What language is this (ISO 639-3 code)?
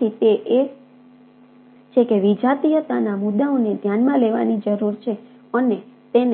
guj